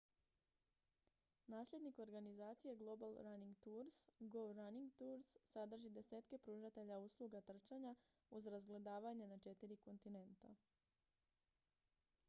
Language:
Croatian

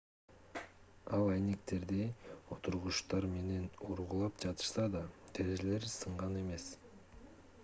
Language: Kyrgyz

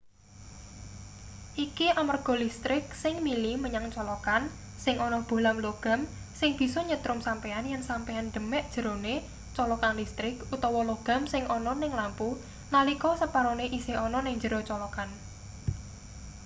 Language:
Javanese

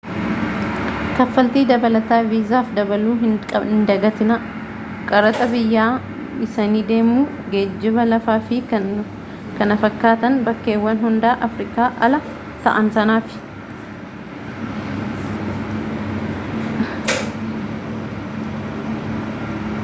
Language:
Oromo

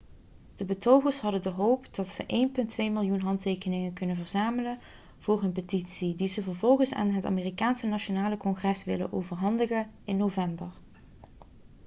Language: Dutch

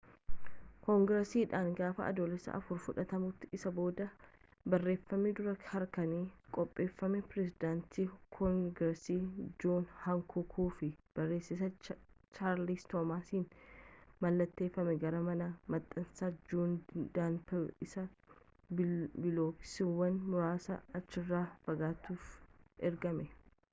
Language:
Oromo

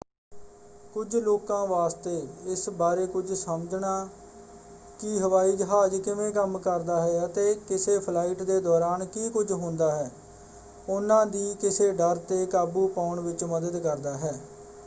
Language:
Punjabi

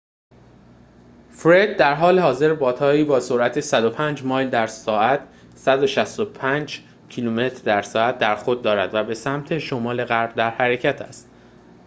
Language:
Persian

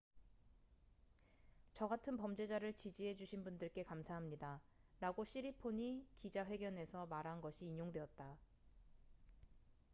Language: Korean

